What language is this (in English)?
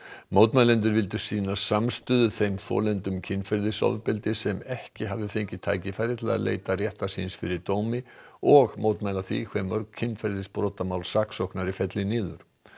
Icelandic